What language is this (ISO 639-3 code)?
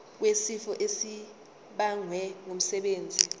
zul